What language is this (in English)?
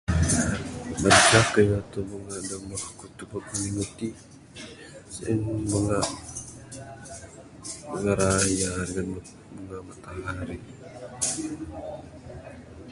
Bukar-Sadung Bidayuh